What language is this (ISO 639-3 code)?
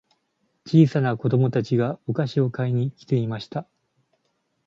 jpn